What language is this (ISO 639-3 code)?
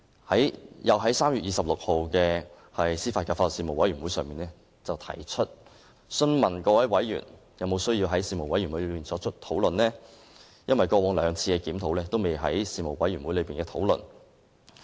yue